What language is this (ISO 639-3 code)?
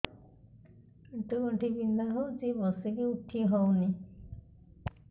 ori